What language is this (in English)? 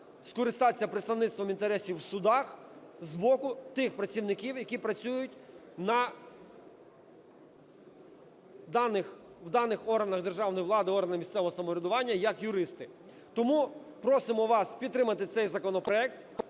Ukrainian